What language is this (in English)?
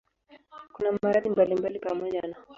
Swahili